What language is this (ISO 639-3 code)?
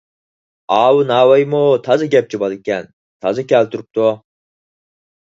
uig